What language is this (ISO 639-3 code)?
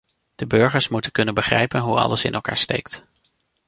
nld